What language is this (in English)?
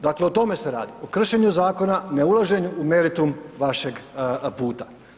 Croatian